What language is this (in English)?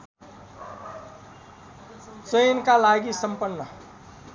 Nepali